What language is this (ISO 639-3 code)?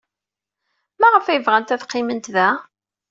kab